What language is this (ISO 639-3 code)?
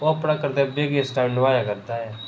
doi